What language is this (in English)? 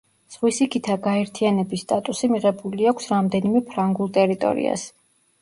Georgian